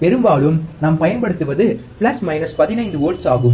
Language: Tamil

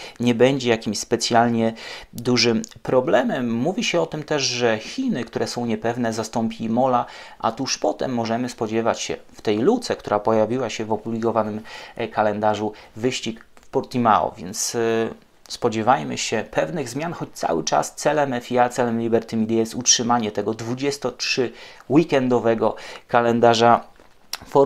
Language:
Polish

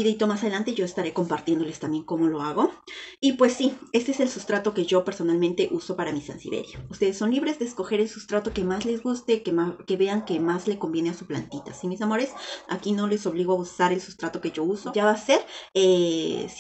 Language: Spanish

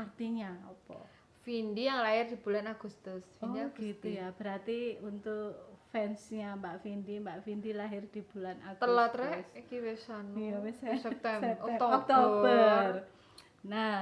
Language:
Indonesian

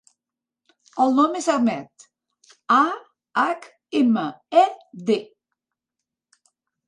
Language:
Catalan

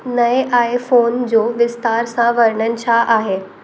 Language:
Sindhi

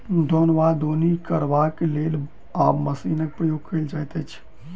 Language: Maithili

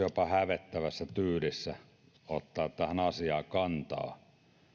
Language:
Finnish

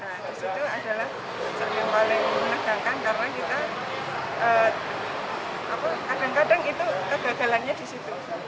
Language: Indonesian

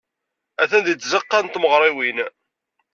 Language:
Kabyle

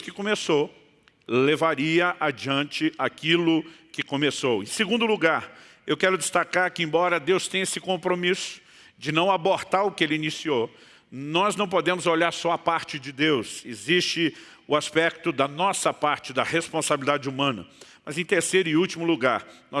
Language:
Portuguese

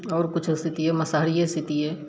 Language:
Maithili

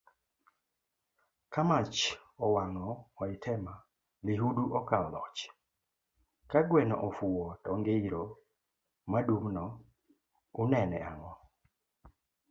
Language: Luo (Kenya and Tanzania)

